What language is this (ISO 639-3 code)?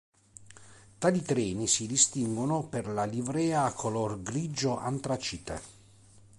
ita